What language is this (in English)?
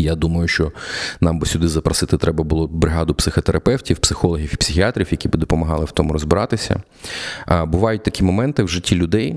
Ukrainian